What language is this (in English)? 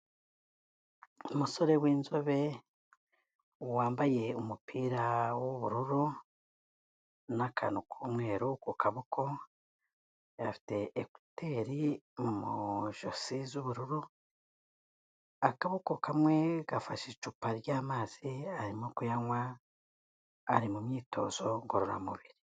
Kinyarwanda